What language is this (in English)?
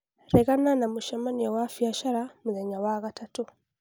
Kikuyu